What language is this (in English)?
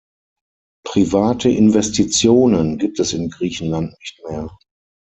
German